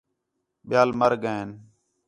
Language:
Khetrani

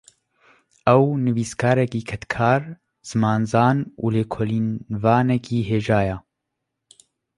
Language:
Kurdish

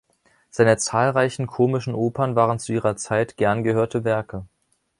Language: German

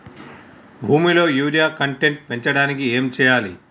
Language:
Telugu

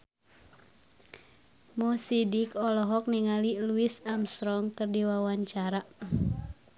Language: Sundanese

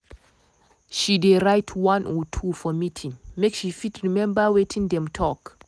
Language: Nigerian Pidgin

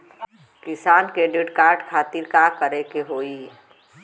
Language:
Bhojpuri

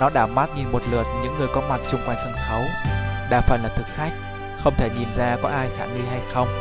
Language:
Vietnamese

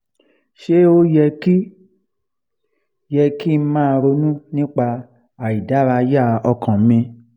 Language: Yoruba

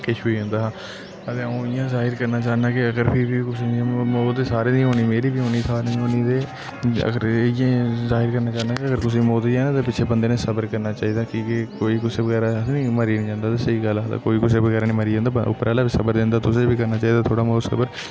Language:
Dogri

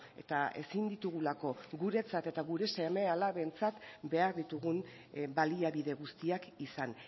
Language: Basque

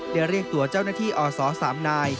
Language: Thai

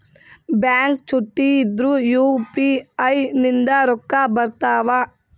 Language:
Kannada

